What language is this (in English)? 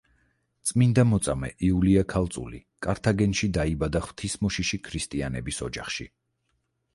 Georgian